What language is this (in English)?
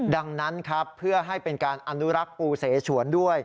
Thai